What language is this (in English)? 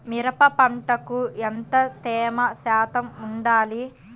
Telugu